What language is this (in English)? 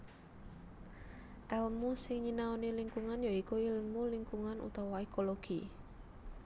Javanese